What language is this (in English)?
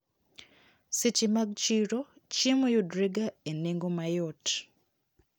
Luo (Kenya and Tanzania)